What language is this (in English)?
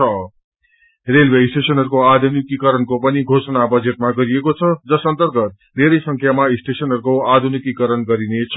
Nepali